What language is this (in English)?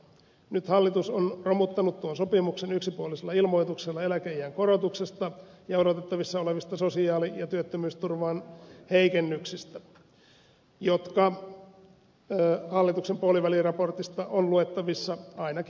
Finnish